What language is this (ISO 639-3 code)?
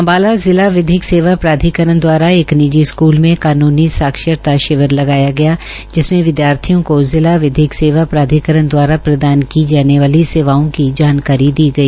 hin